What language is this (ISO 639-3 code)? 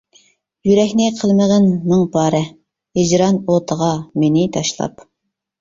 uig